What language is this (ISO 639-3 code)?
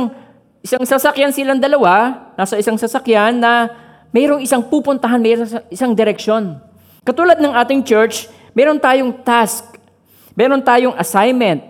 fil